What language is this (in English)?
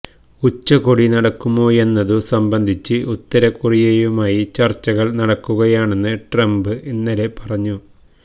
Malayalam